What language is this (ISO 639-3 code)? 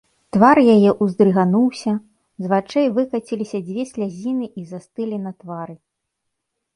bel